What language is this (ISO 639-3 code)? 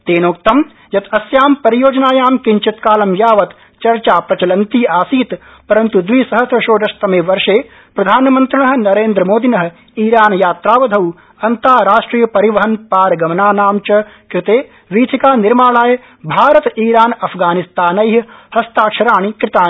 san